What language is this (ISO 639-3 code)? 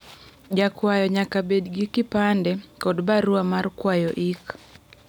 luo